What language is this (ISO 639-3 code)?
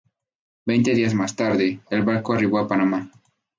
spa